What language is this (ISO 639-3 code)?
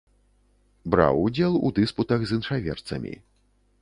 bel